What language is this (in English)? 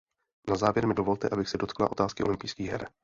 Czech